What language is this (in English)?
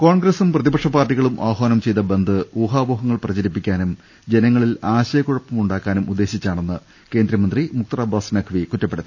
Malayalam